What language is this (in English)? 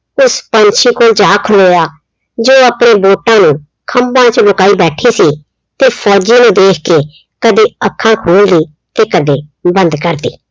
Punjabi